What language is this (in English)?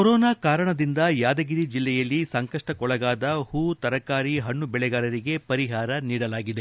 Kannada